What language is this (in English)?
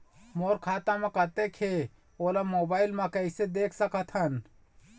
Chhattisgarhi